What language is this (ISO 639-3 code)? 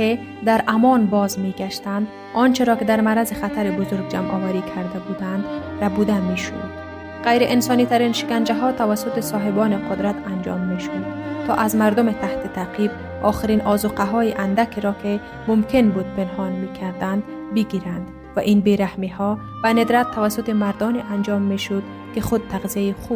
fas